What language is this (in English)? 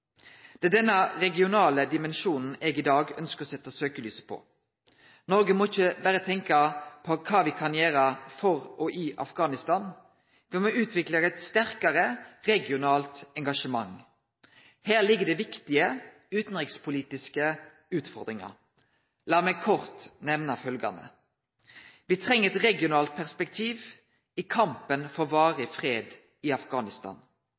Norwegian Nynorsk